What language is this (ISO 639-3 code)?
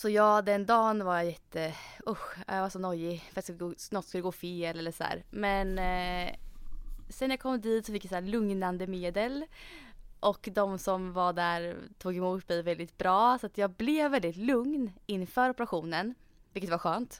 swe